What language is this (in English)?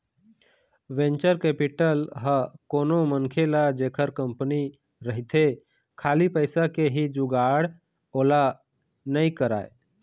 Chhattisgarhi